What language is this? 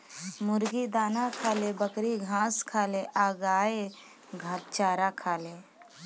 Bhojpuri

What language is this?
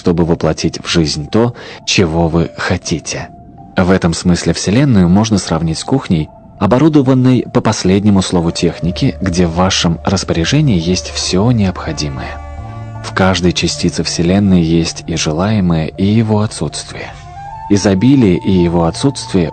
Russian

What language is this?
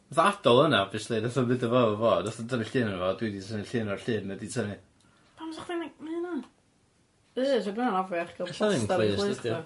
Welsh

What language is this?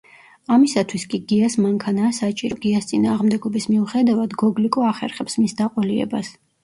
Georgian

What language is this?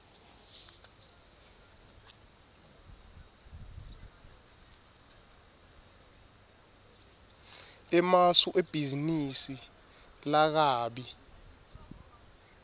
Swati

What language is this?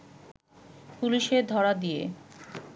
Bangla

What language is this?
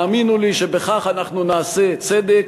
Hebrew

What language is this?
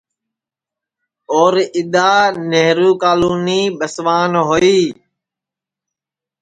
Sansi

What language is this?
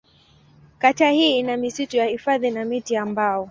Swahili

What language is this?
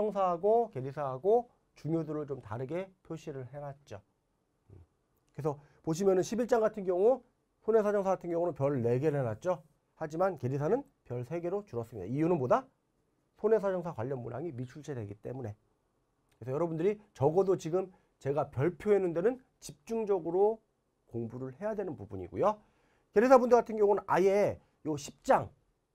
Korean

